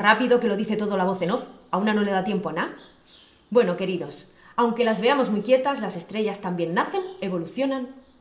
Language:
Spanish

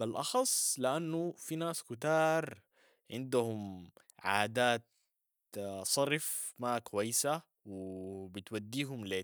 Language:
Sudanese Arabic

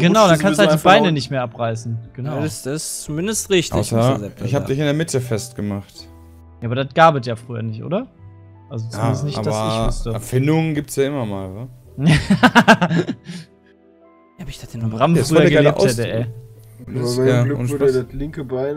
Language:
German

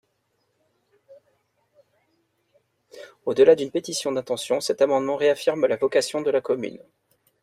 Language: French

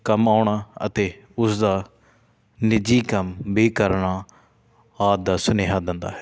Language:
Punjabi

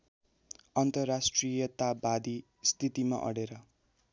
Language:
Nepali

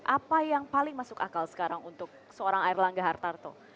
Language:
Indonesian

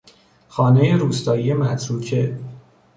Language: Persian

